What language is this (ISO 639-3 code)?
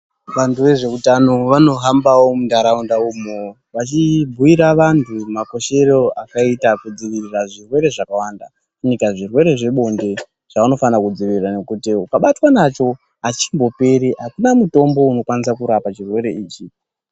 ndc